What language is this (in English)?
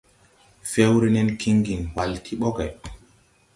Tupuri